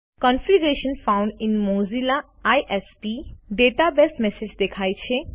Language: Gujarati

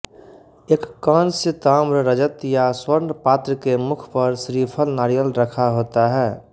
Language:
Hindi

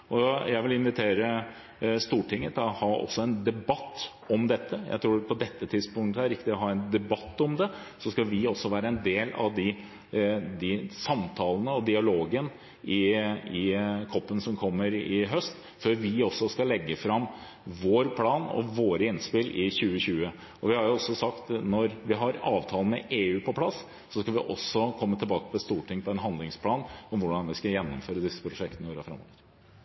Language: Norwegian Bokmål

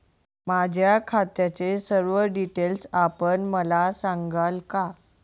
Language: Marathi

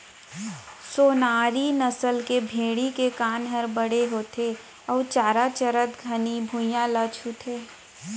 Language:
Chhattisgarhi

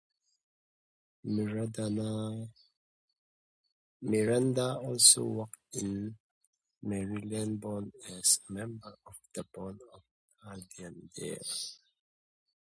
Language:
English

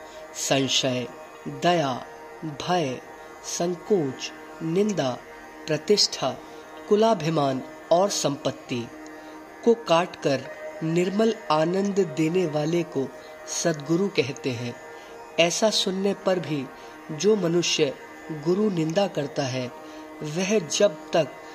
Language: Hindi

